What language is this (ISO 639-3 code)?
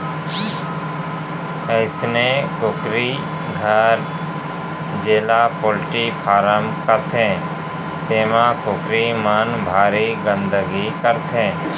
hne